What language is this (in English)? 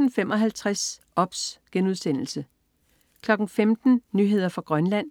Danish